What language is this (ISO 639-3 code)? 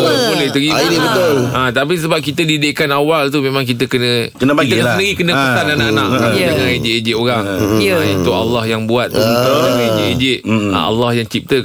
msa